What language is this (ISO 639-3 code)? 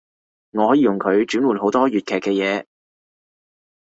yue